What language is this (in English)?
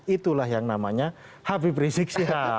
Indonesian